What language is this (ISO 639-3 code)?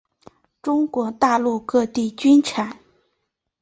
zho